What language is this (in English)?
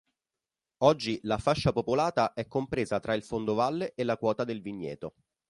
Italian